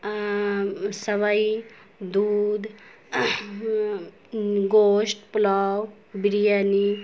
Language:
Urdu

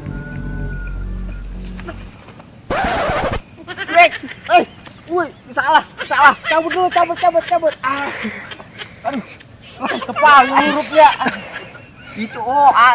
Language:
Indonesian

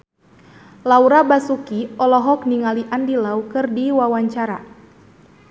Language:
Sundanese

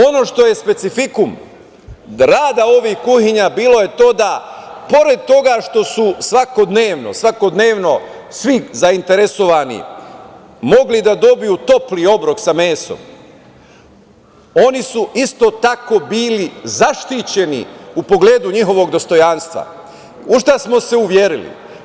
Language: Serbian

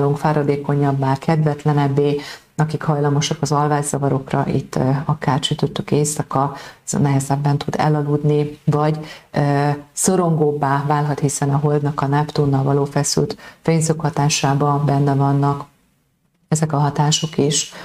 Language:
Hungarian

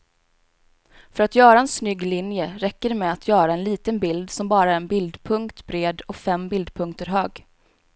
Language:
Swedish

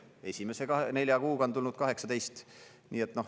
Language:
Estonian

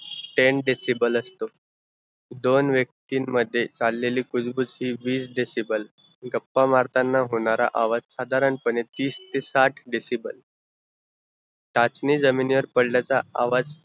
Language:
Marathi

